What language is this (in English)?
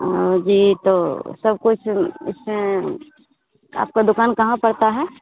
Hindi